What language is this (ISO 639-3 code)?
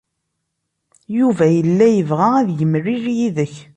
kab